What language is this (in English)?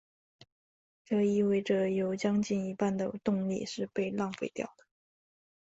Chinese